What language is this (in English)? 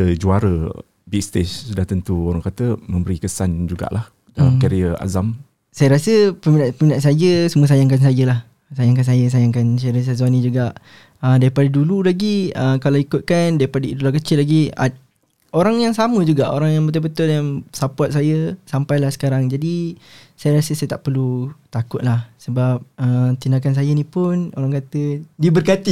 Malay